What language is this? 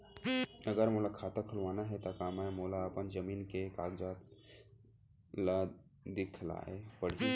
Chhattisgarhi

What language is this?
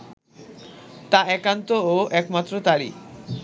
Bangla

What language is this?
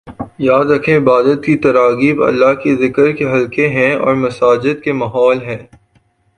Urdu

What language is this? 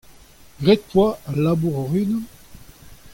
Breton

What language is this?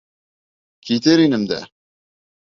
Bashkir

